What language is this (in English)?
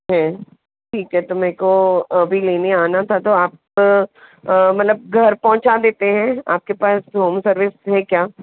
Hindi